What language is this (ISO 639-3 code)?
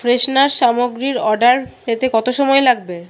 ben